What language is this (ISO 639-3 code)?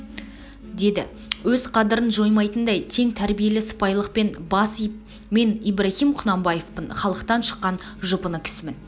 kaz